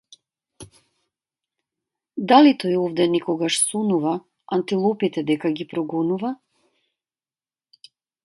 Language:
Macedonian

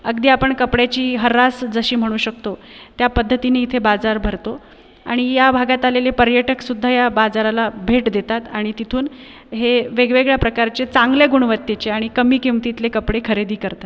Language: Marathi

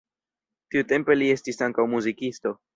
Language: Esperanto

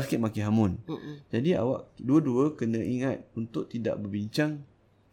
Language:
Malay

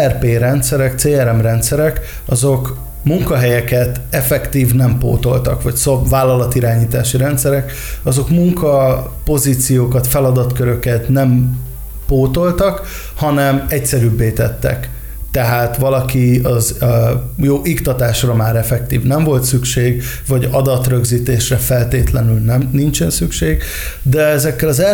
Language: Hungarian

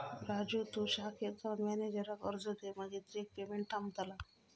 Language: Marathi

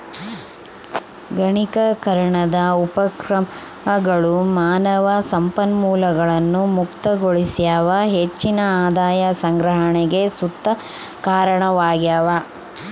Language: Kannada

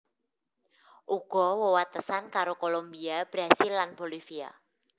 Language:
Javanese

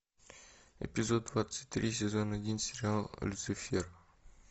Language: Russian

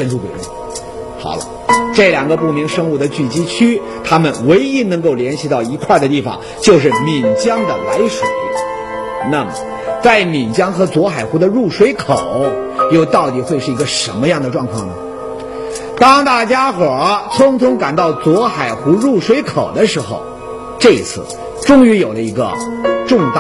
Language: Chinese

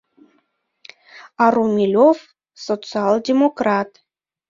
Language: Mari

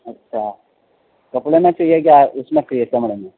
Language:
Urdu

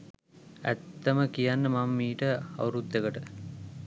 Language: Sinhala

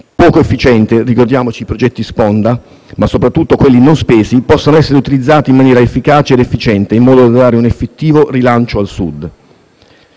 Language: Italian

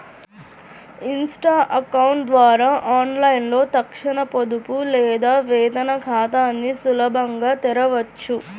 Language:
Telugu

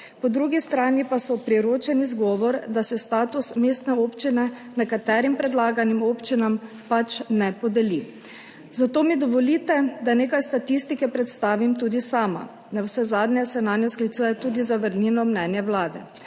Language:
Slovenian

